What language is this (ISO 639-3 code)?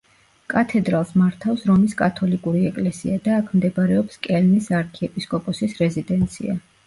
kat